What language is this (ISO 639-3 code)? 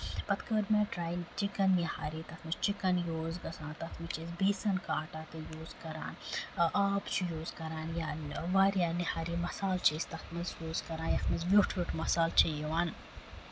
kas